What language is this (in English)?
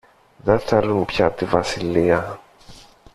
Greek